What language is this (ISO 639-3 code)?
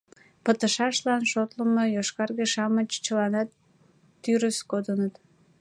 chm